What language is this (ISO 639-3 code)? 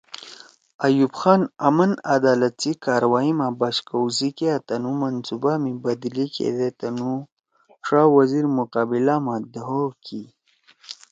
trw